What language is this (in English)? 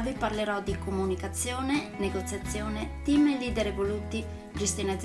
Italian